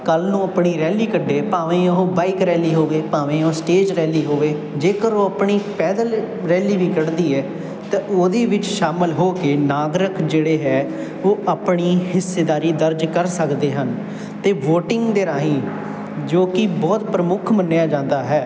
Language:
Punjabi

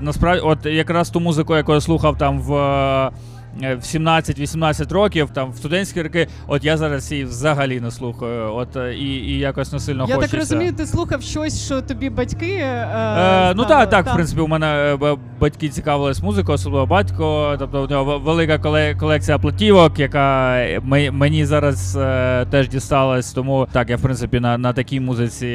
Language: Ukrainian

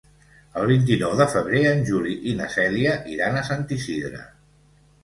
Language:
Catalan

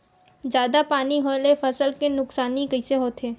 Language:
Chhattisgarhi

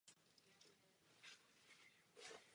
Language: Czech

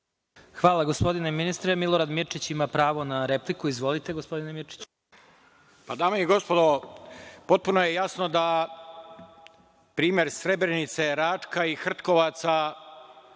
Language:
Serbian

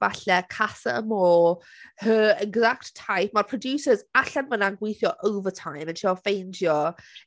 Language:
Welsh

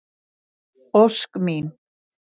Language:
Icelandic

